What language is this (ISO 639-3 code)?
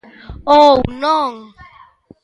glg